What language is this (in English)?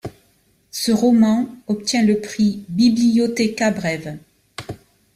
French